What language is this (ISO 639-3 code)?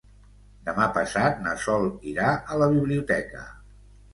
cat